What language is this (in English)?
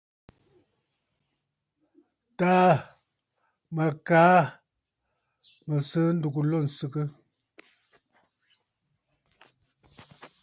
Bafut